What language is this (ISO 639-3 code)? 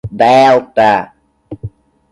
por